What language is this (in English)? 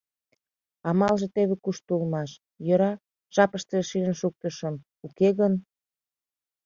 Mari